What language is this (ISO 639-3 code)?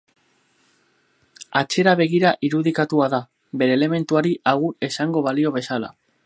eus